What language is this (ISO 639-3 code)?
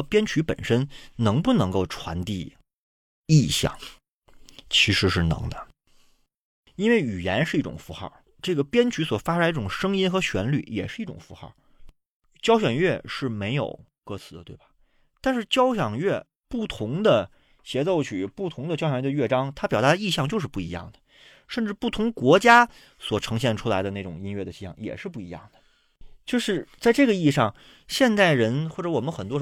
zho